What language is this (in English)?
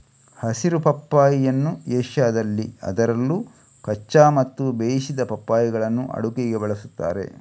Kannada